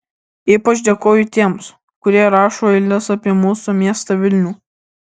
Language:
Lithuanian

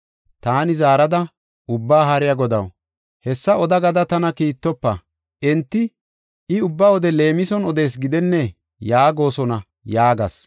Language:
Gofa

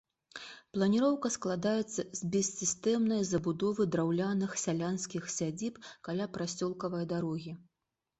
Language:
Belarusian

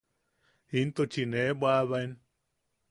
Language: Yaqui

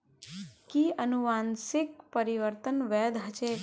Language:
Magahi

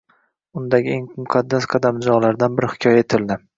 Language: Uzbek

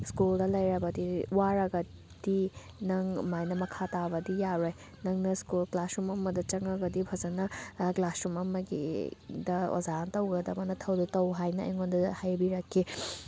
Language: Manipuri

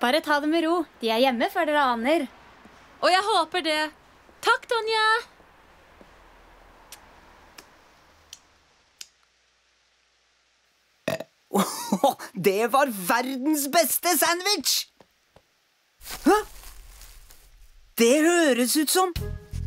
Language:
Norwegian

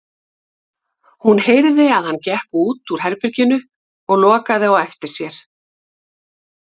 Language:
Icelandic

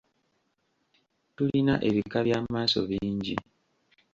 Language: Ganda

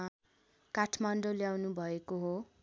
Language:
Nepali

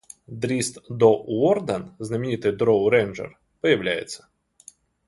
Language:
Russian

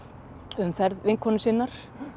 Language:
Icelandic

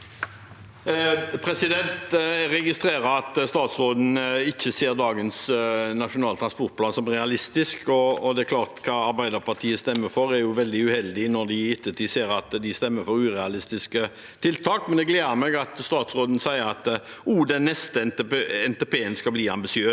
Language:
Norwegian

